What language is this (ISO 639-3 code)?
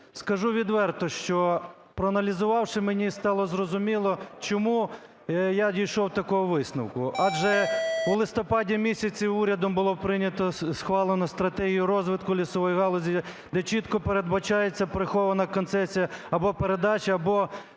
ukr